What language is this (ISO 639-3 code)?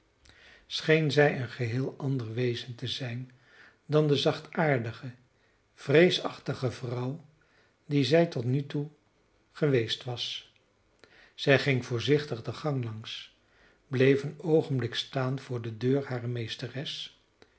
nld